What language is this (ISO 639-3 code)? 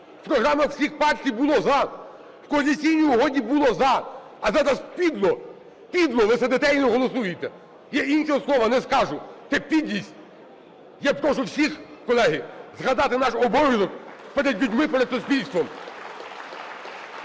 ukr